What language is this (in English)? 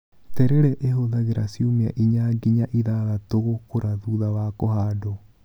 Kikuyu